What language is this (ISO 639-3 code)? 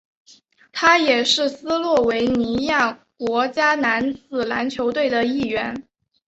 zho